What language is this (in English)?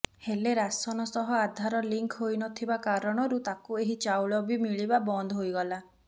Odia